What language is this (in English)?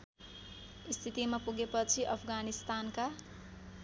Nepali